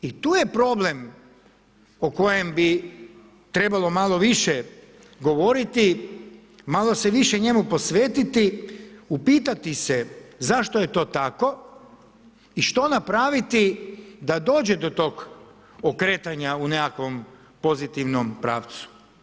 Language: Croatian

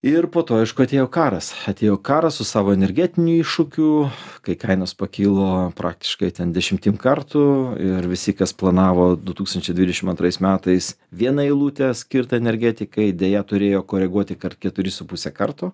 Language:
Lithuanian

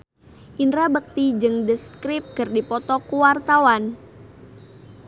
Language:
Sundanese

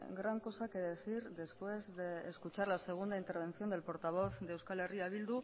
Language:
Spanish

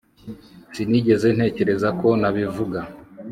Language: Kinyarwanda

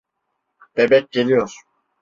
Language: Turkish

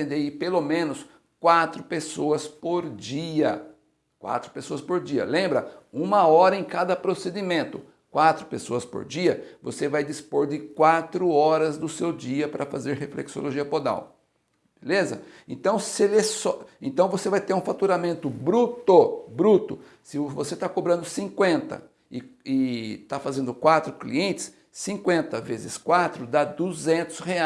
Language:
Portuguese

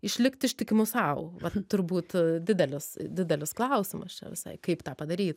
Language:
Lithuanian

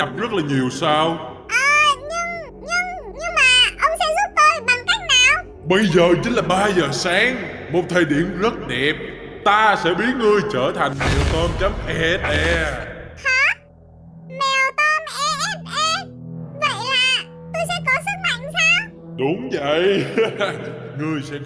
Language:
Vietnamese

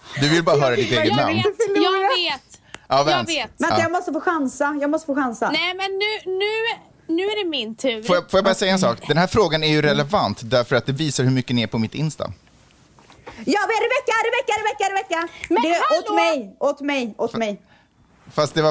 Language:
Swedish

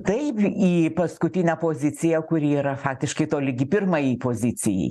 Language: Lithuanian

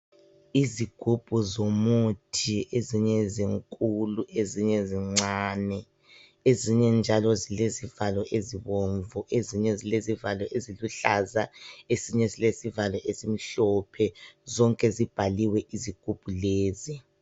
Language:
North Ndebele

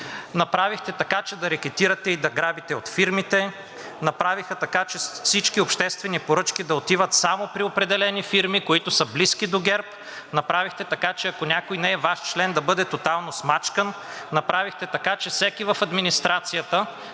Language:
Bulgarian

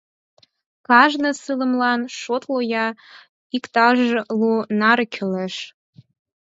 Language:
Mari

